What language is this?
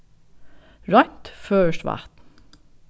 Faroese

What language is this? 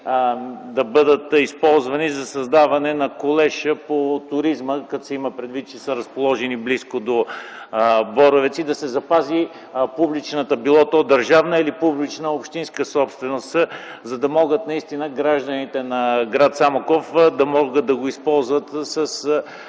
Bulgarian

